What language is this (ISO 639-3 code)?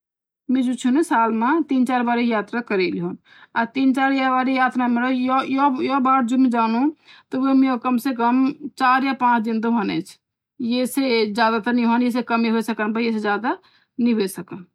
gbm